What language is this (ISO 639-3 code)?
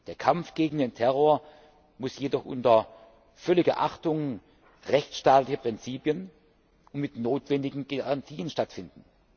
deu